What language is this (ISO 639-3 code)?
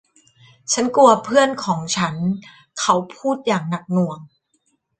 tha